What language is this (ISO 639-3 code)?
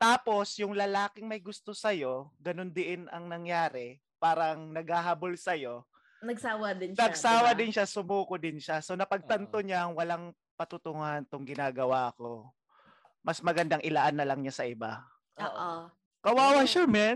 fil